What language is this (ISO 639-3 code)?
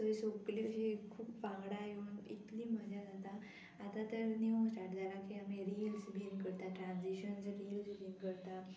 kok